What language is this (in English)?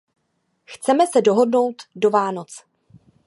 Czech